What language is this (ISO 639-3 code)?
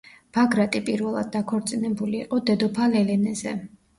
kat